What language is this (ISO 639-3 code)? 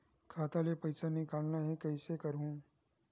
hne